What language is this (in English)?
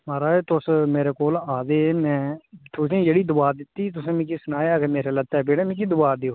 Dogri